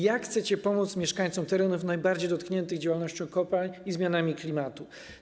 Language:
Polish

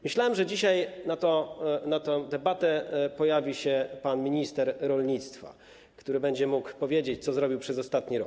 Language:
Polish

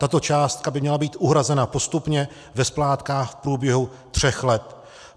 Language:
Czech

